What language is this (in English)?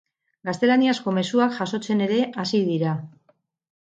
Basque